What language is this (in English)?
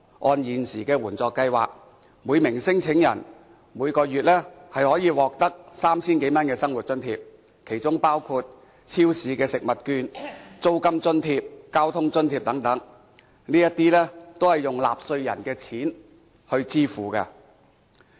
Cantonese